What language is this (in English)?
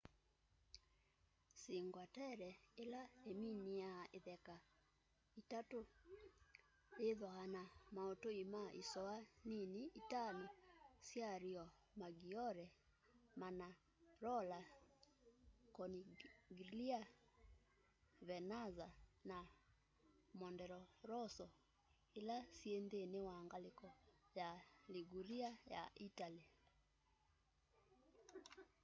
Kamba